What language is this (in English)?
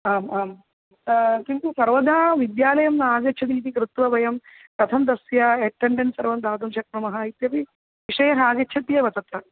Sanskrit